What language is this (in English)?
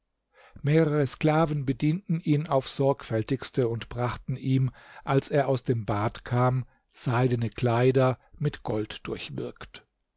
German